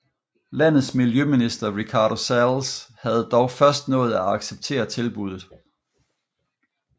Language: Danish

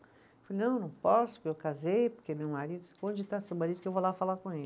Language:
Portuguese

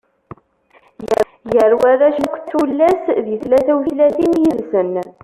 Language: Kabyle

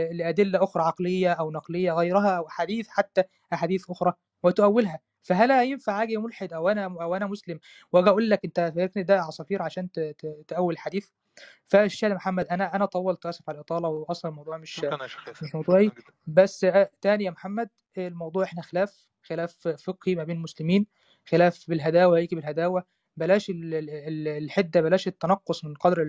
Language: Arabic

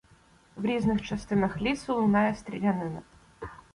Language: Ukrainian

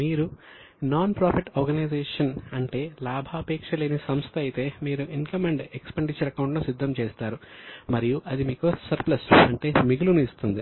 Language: Telugu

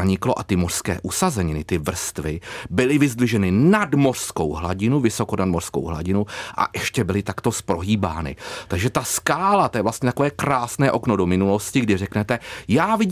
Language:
Czech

